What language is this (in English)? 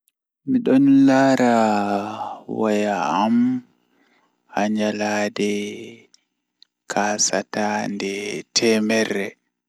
Fula